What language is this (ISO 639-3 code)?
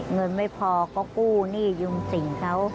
tha